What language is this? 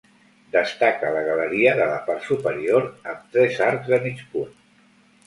Catalan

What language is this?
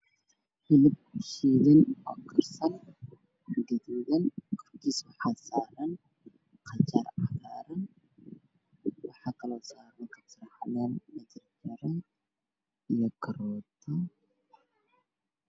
Somali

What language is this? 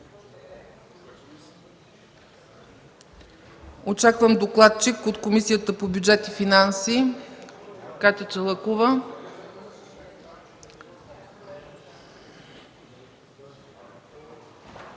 Bulgarian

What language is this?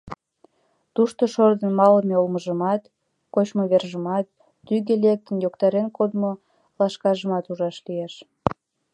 Mari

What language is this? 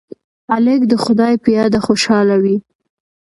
Pashto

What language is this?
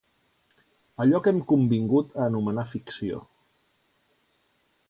Catalan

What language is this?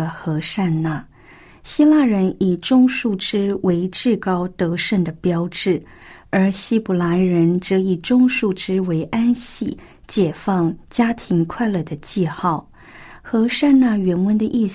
Chinese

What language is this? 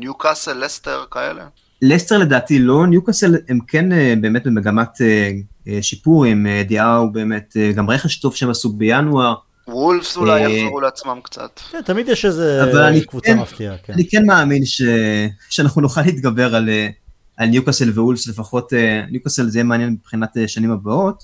Hebrew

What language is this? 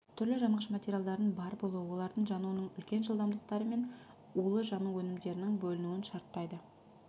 Kazakh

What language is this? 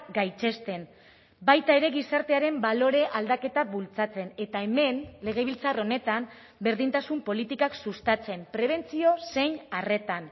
Basque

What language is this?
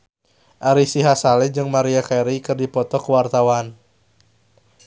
Sundanese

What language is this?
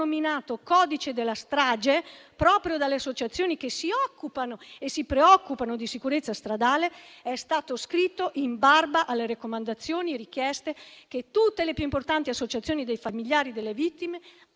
Italian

